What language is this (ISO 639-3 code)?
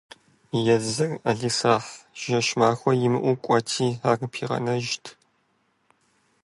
kbd